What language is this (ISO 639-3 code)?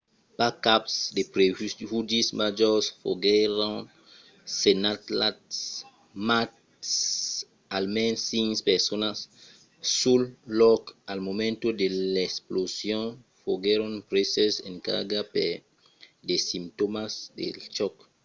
oci